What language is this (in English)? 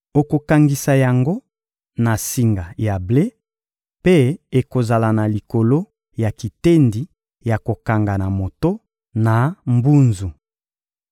Lingala